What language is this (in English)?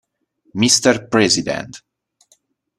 Italian